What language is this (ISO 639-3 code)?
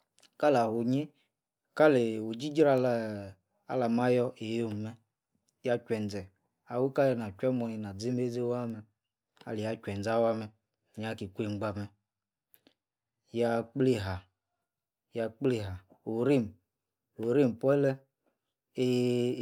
ekr